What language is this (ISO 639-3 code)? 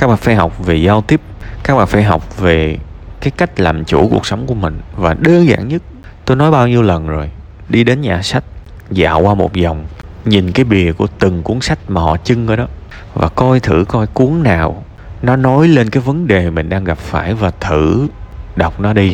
vie